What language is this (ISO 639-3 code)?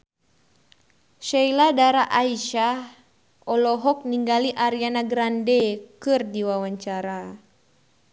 sun